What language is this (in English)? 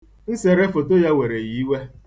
Igbo